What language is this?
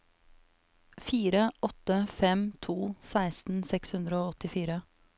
Norwegian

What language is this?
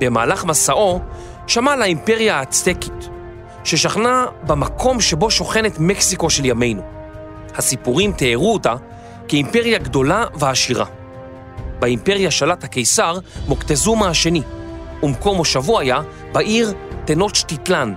Hebrew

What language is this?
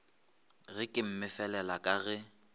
Northern Sotho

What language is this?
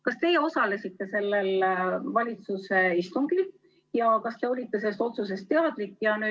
Estonian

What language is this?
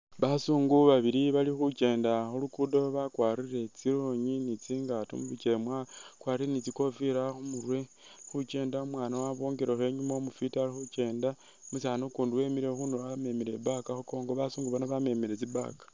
Masaaba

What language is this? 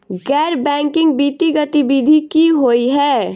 Maithili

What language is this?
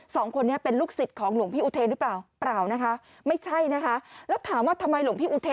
Thai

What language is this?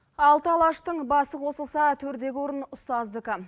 Kazakh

